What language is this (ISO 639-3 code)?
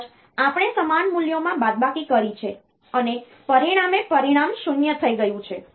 guj